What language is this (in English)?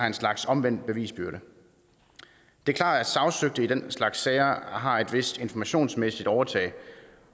Danish